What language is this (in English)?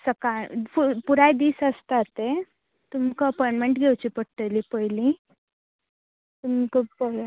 Konkani